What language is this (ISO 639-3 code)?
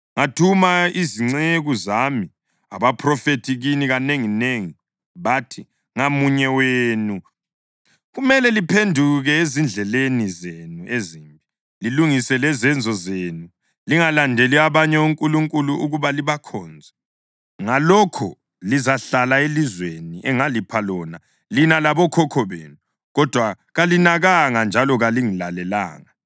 nde